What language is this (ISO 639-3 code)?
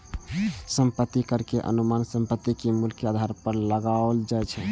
mai